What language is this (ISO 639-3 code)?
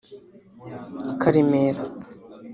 kin